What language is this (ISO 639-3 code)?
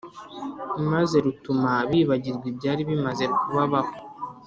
kin